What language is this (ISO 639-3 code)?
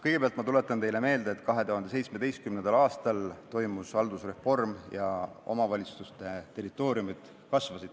est